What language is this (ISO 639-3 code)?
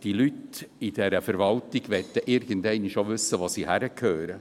gsw